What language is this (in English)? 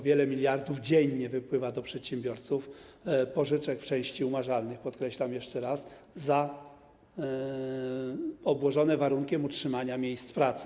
Polish